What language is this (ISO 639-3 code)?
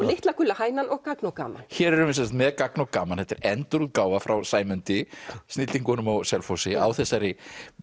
isl